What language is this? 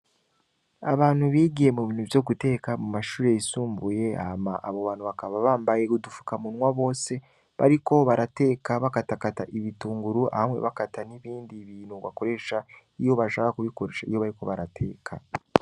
Rundi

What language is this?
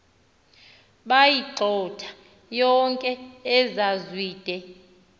Xhosa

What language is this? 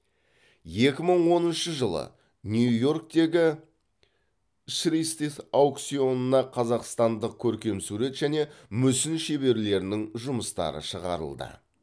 Kazakh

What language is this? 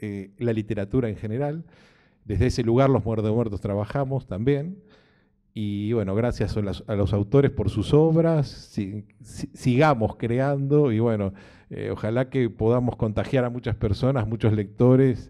Spanish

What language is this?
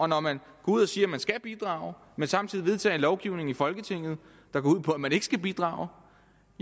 Danish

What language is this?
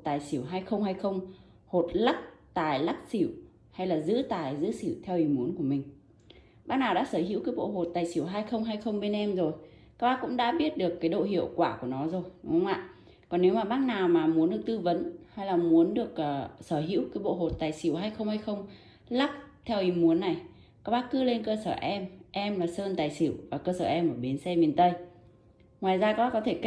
Vietnamese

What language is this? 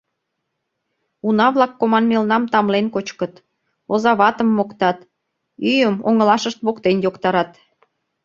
Mari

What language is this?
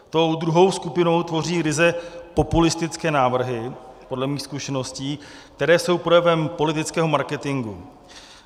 Czech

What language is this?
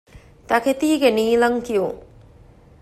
Divehi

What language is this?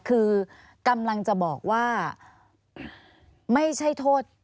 Thai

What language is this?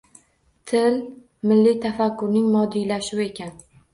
Uzbek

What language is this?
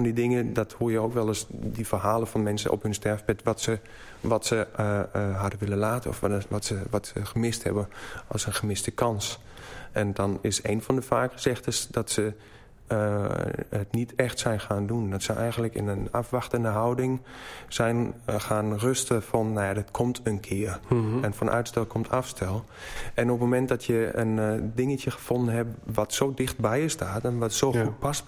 Dutch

